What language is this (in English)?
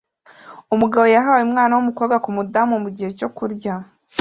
Kinyarwanda